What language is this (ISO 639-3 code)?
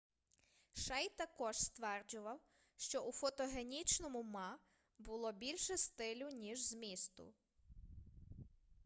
ukr